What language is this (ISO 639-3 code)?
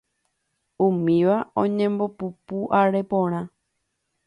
grn